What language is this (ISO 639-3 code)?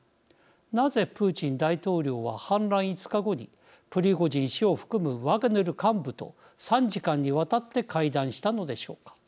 jpn